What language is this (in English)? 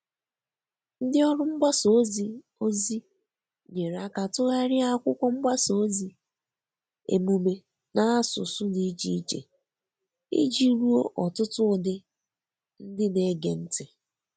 Igbo